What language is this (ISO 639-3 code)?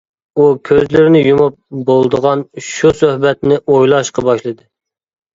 uig